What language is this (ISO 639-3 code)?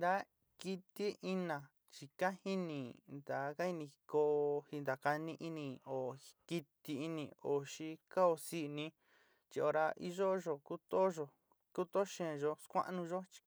xti